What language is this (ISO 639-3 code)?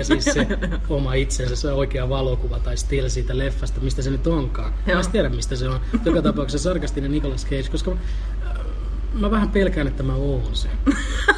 fin